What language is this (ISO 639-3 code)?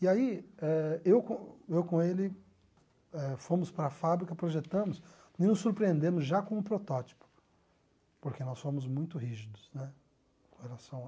por